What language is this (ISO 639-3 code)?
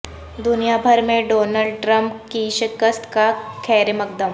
urd